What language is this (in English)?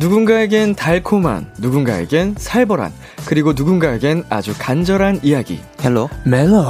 Korean